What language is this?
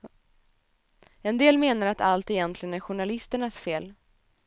Swedish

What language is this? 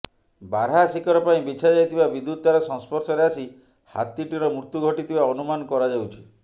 Odia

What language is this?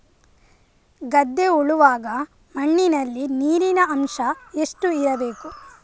Kannada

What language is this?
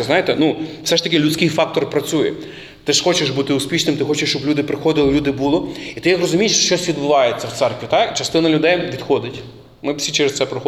Ukrainian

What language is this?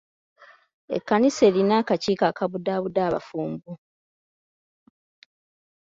Ganda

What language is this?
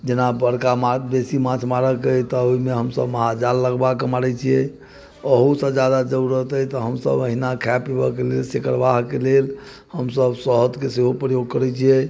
Maithili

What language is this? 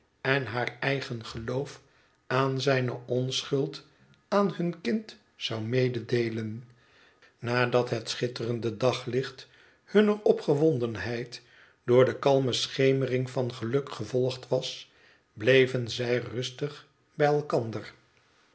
Dutch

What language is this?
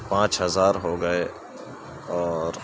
Urdu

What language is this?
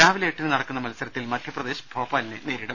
Malayalam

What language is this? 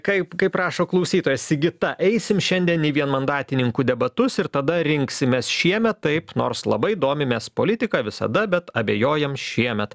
Lithuanian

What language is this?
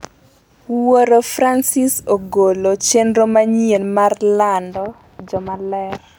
Luo (Kenya and Tanzania)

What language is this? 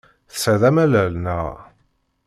Kabyle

